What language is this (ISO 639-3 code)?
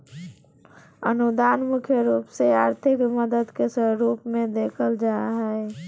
mag